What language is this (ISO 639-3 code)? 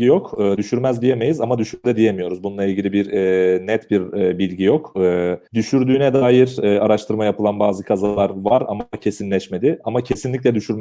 tur